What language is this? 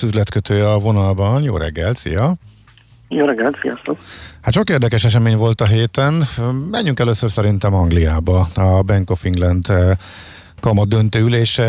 Hungarian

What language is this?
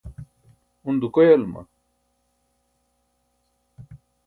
Burushaski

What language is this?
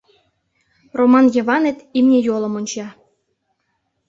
Mari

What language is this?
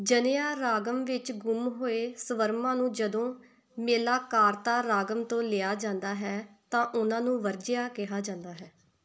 Punjabi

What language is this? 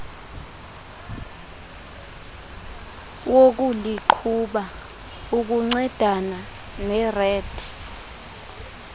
Xhosa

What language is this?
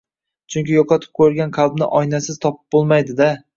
Uzbek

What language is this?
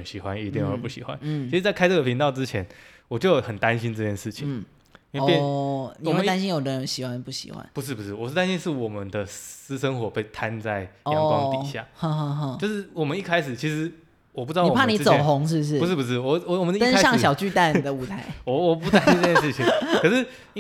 Chinese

